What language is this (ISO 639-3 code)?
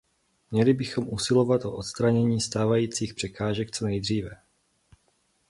ces